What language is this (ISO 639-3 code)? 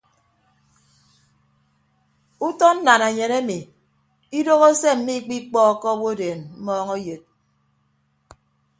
ibb